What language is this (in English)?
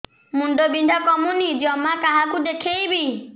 Odia